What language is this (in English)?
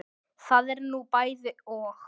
Icelandic